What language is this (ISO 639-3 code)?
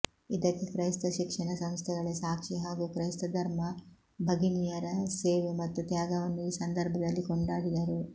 kan